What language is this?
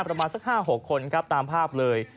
Thai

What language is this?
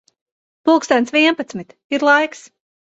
Latvian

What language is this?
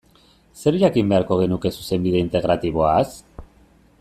Basque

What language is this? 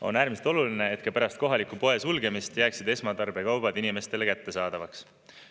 Estonian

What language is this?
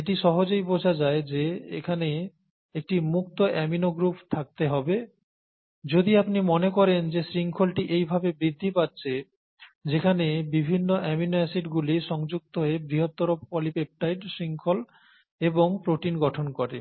Bangla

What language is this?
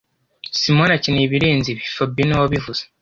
Kinyarwanda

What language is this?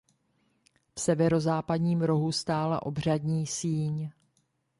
Czech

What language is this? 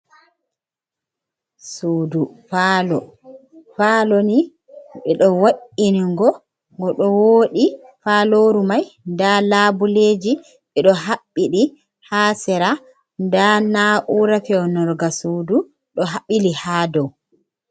Fula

